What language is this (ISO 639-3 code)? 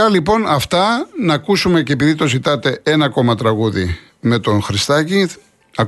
ell